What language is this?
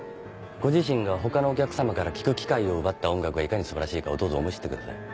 Japanese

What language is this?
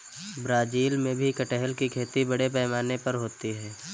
Hindi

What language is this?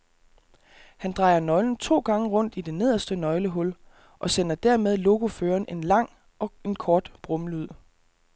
Danish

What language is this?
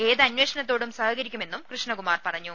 Malayalam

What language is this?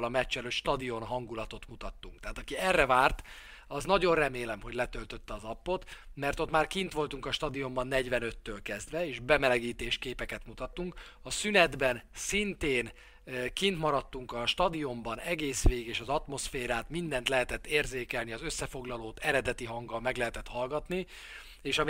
Hungarian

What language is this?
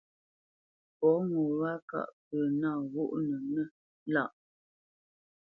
Bamenyam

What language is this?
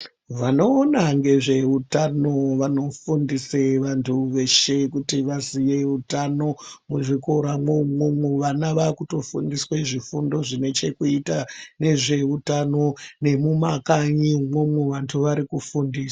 Ndau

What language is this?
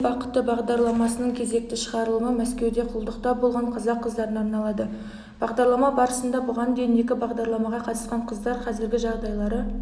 Kazakh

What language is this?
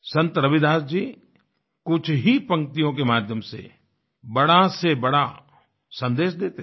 Hindi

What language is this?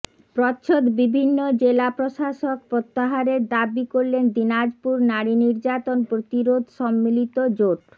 Bangla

